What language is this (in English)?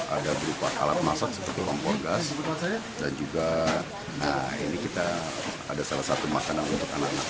Indonesian